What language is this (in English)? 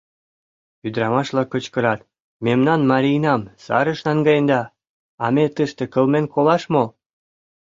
Mari